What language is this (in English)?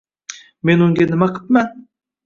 Uzbek